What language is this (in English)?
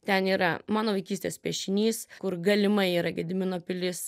Lithuanian